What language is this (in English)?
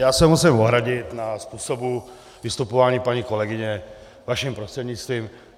Czech